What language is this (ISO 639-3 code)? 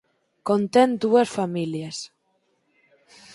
glg